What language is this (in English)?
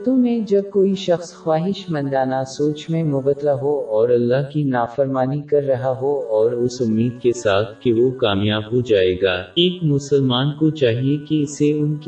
Urdu